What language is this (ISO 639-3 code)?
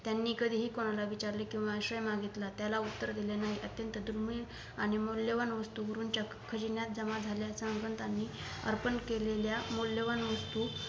mar